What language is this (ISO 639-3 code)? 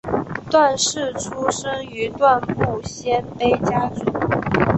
zho